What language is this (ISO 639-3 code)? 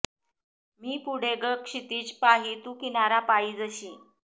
mar